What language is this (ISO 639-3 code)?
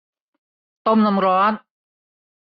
tha